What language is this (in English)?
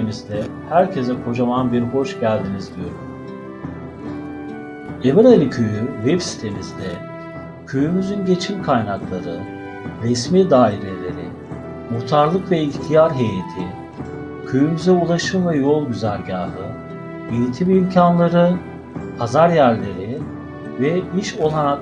Turkish